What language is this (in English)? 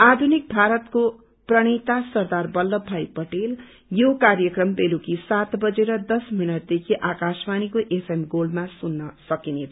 Nepali